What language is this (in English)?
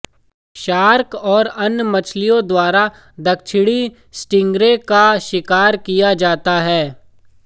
Hindi